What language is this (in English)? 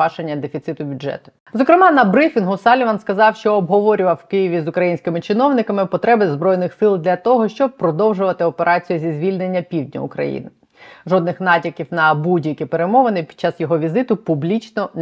Ukrainian